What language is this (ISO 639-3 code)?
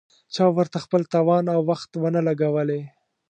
pus